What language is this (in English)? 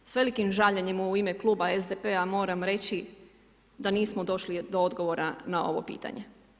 Croatian